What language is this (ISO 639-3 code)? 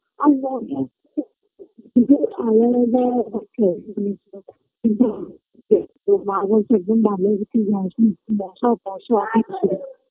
ben